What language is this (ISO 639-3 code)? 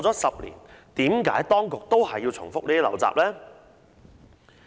yue